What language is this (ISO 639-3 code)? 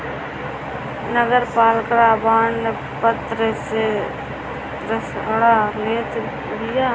bho